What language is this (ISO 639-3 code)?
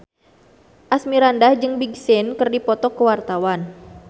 sun